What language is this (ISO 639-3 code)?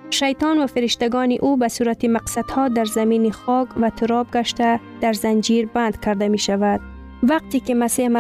fas